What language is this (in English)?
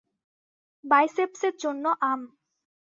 Bangla